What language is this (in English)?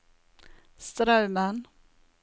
Norwegian